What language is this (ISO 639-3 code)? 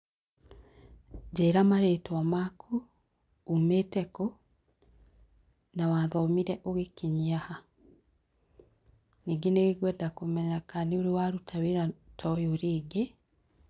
kik